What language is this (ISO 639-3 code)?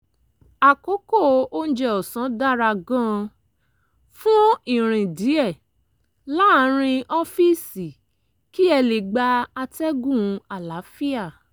yor